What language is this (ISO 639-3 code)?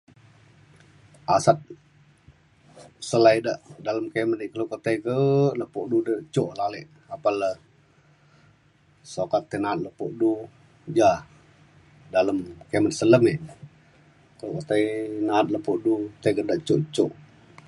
xkl